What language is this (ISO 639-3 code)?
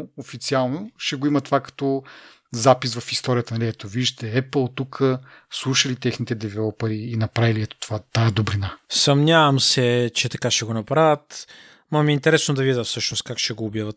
bul